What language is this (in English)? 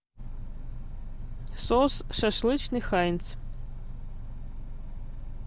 Russian